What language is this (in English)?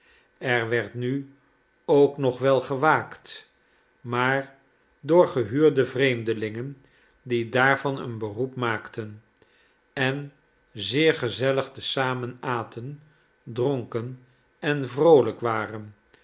Dutch